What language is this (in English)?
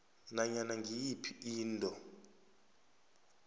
South Ndebele